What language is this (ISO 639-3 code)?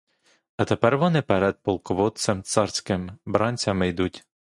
ukr